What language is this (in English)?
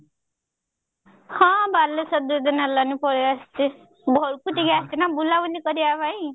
Odia